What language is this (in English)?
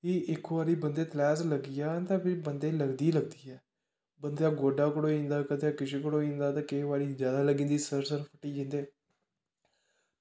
Dogri